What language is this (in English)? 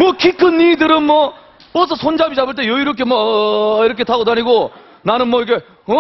Korean